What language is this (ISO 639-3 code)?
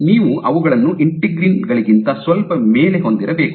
kan